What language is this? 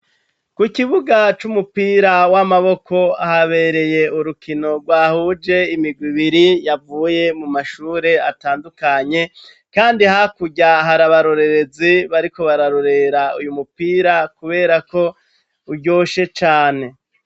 Rundi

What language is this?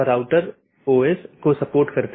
Hindi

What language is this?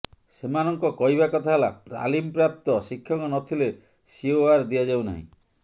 Odia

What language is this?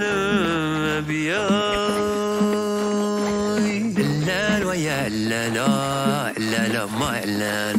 Arabic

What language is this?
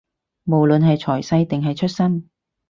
Cantonese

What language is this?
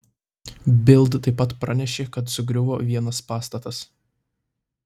Lithuanian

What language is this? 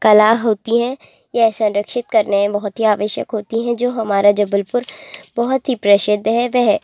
Hindi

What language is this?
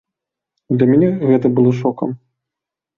Belarusian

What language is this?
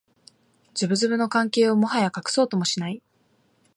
Japanese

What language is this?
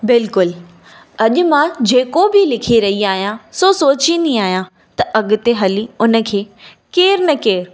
Sindhi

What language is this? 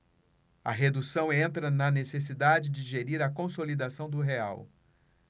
Portuguese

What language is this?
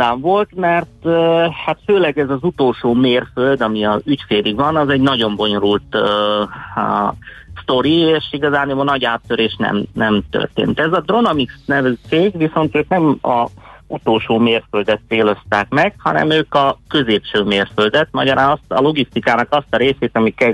Hungarian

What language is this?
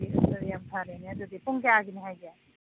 Manipuri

